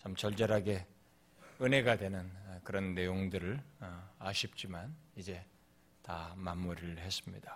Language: Korean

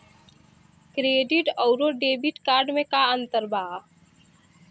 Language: Bhojpuri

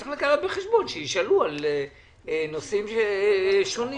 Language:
Hebrew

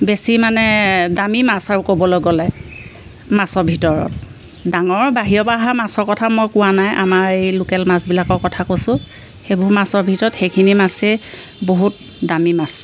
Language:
Assamese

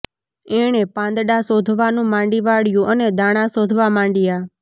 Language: Gujarati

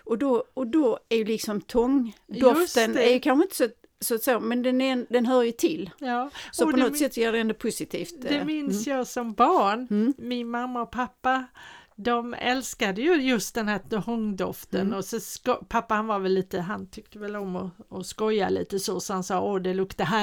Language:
Swedish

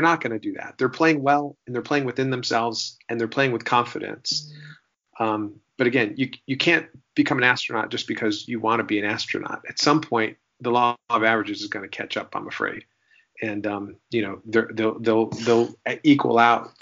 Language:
English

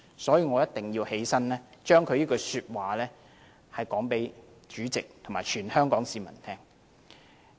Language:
Cantonese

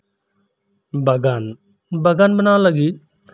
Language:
Santali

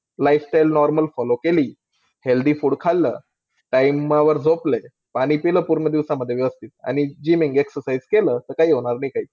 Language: Marathi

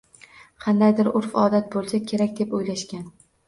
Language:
Uzbek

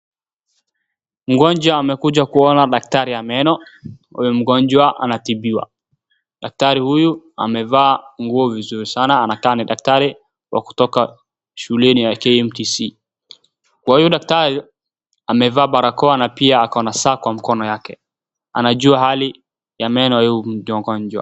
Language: Swahili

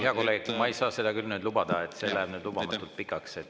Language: Estonian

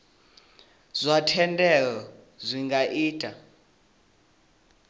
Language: Venda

